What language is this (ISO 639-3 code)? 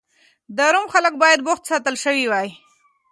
pus